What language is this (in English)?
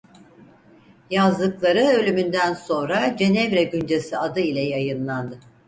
Turkish